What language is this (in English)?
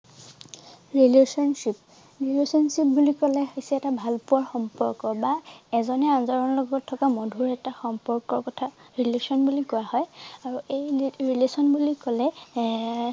Assamese